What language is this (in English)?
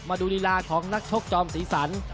Thai